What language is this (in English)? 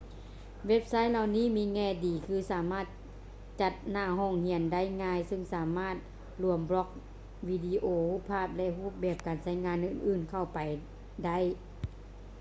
Lao